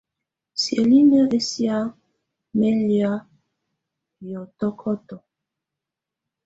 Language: Tunen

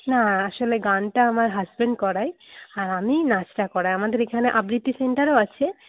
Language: Bangla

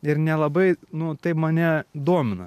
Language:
Lithuanian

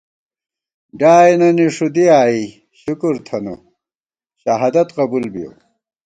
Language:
Gawar-Bati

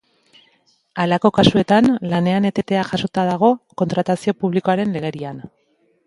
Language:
Basque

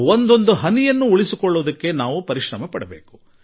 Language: Kannada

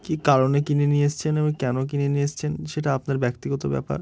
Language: Bangla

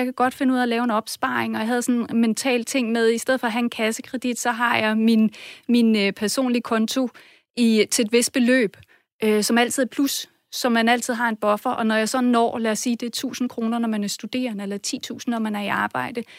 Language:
Danish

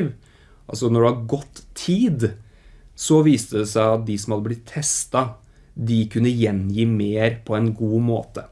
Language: Norwegian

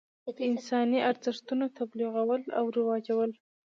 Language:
Pashto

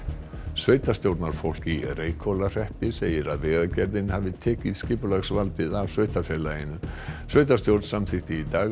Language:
Icelandic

